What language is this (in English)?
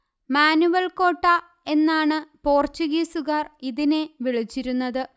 Malayalam